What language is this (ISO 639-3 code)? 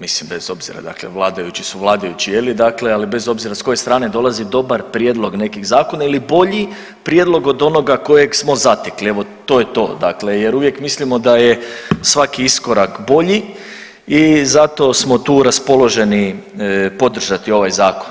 hrv